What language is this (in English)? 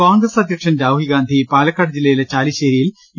Malayalam